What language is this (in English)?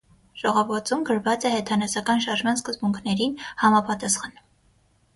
Armenian